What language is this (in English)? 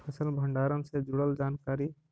Magahi